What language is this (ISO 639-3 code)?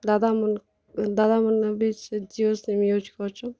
ori